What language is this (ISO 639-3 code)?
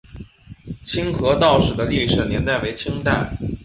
zho